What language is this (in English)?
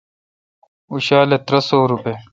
Kalkoti